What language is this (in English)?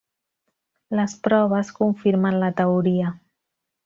Catalan